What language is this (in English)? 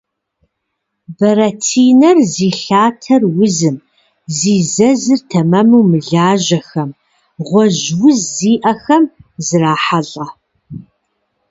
Kabardian